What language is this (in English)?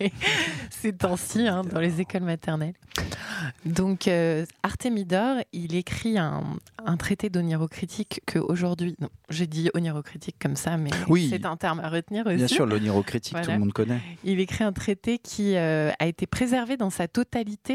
French